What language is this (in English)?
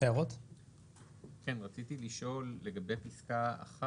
Hebrew